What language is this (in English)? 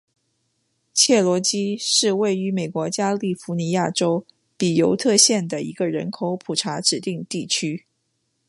Chinese